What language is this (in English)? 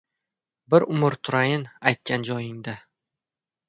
Uzbek